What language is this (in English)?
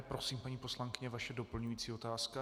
Czech